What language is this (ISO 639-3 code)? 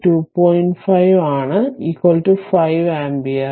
mal